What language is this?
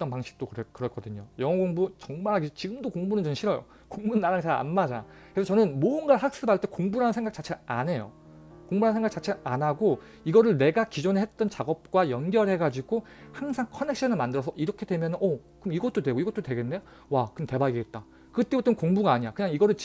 Korean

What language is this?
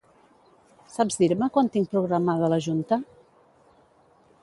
Catalan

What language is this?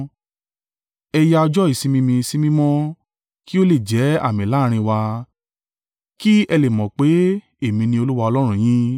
Yoruba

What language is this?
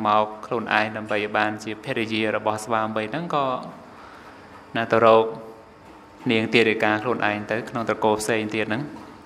Thai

